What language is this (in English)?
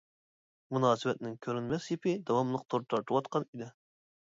Uyghur